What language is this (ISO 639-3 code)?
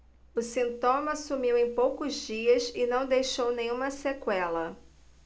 por